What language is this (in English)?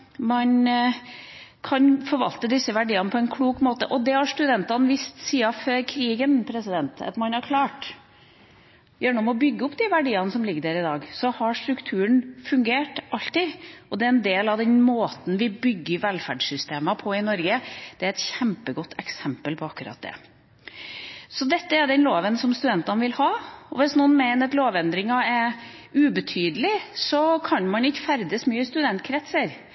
Norwegian Bokmål